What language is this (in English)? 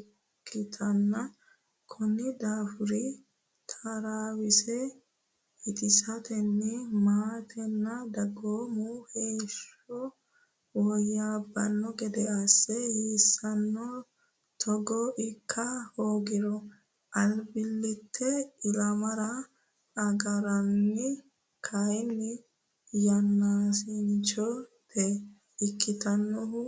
Sidamo